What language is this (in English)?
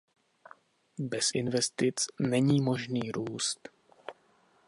Czech